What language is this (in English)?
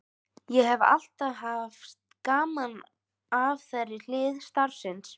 Icelandic